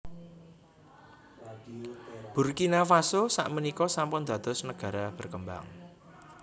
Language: Javanese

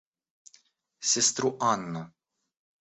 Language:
Russian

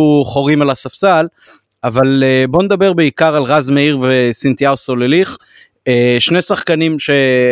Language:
Hebrew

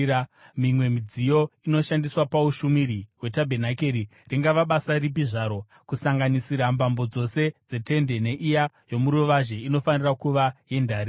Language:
Shona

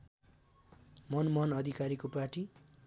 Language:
Nepali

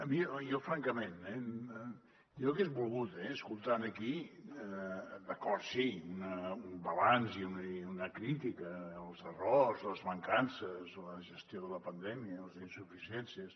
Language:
Catalan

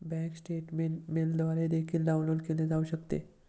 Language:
Marathi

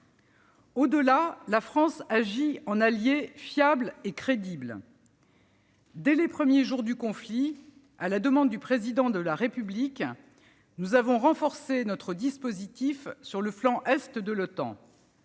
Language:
French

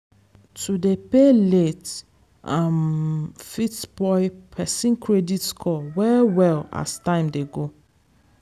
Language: Nigerian Pidgin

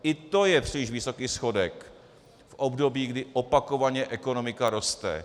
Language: Czech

